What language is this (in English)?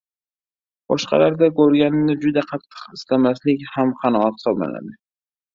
Uzbek